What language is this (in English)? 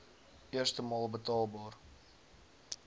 Afrikaans